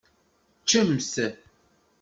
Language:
Kabyle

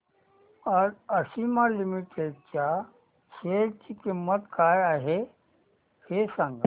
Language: Marathi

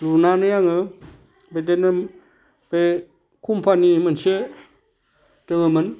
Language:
Bodo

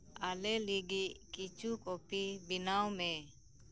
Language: Santali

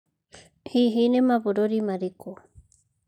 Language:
Kikuyu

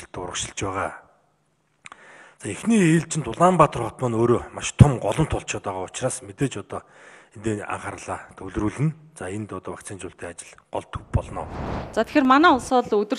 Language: Dutch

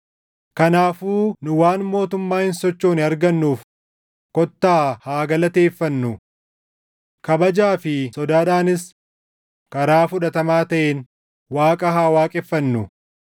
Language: Oromo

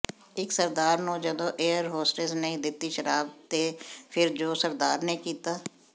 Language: Punjabi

